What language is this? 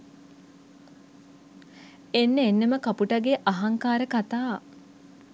Sinhala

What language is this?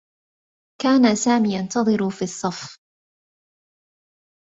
Arabic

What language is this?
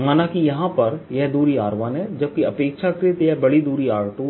Hindi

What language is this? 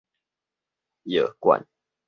Min Nan Chinese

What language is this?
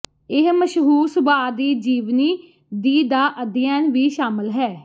Punjabi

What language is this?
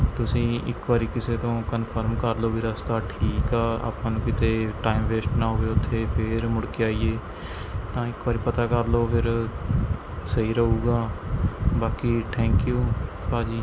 Punjabi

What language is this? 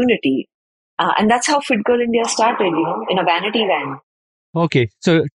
English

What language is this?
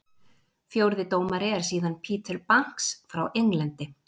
Icelandic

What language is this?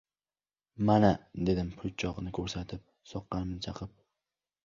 Uzbek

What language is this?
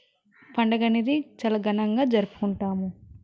Telugu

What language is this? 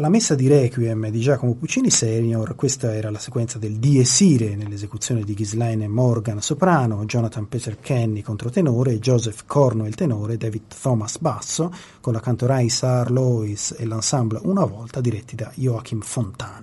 Italian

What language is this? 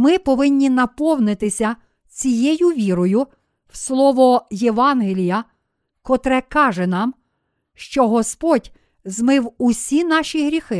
Ukrainian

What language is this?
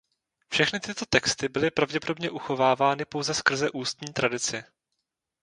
Czech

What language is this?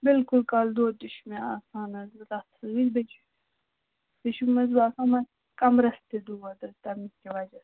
Kashmiri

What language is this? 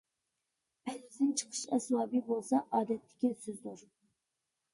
Uyghur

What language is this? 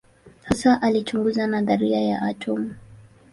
Swahili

